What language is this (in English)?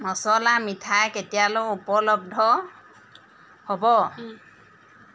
Assamese